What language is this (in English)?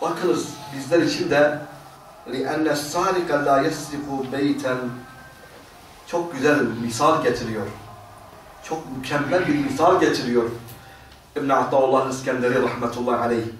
Turkish